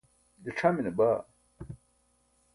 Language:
Burushaski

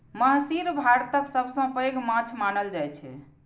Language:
Maithili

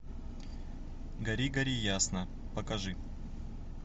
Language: Russian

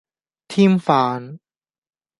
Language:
Cantonese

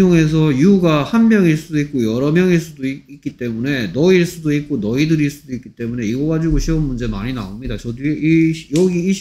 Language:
Korean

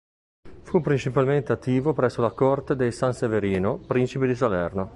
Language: Italian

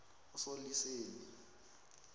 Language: South Ndebele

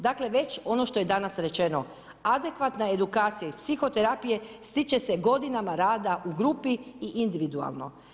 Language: Croatian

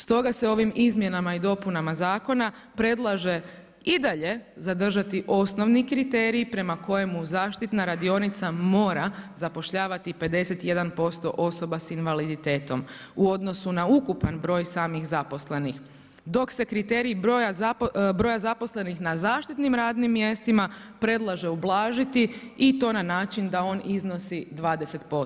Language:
Croatian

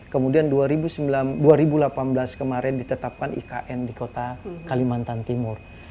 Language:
Indonesian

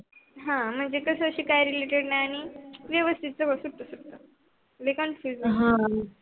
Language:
Marathi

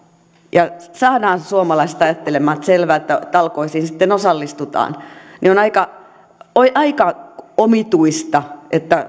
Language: Finnish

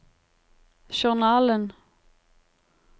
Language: Norwegian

